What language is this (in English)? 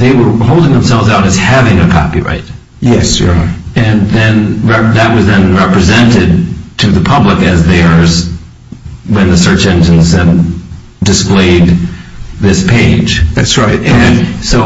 English